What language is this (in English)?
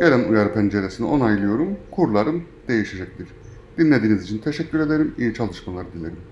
Turkish